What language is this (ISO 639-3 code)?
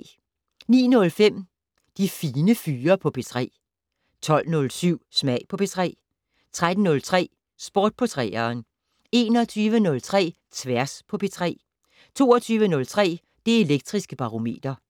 dan